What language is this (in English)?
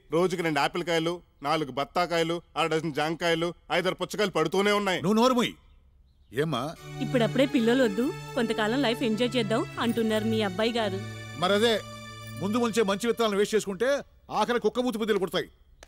Hindi